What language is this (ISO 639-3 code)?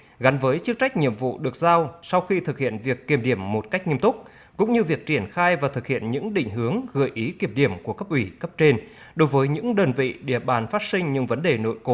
vie